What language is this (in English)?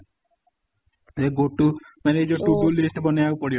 Odia